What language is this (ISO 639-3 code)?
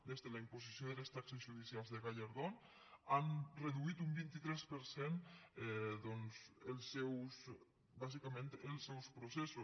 cat